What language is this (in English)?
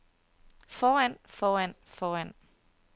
Danish